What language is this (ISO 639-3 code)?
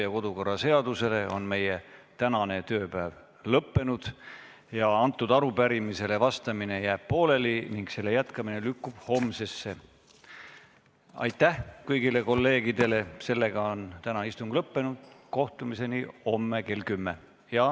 est